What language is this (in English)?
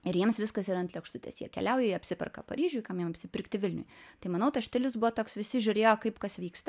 Lithuanian